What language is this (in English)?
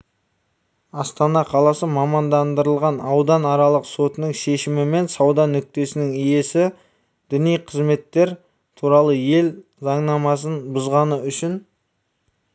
Kazakh